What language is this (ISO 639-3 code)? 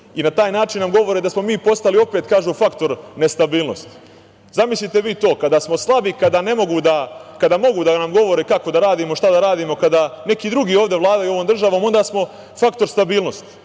srp